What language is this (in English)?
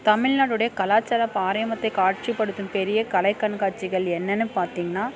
Tamil